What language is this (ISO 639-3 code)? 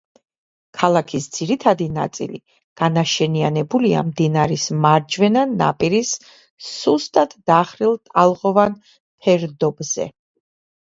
kat